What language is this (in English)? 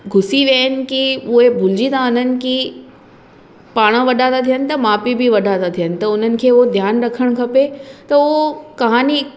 Sindhi